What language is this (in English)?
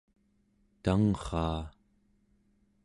Central Yupik